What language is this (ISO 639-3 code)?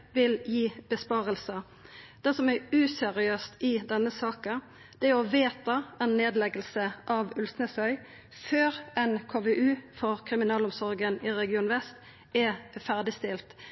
nno